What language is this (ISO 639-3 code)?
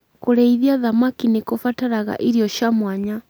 kik